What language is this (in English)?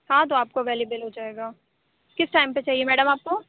Urdu